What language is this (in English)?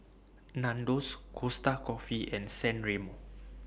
English